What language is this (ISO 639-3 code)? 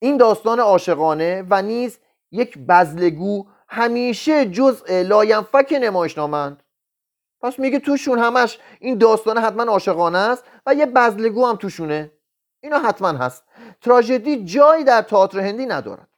fas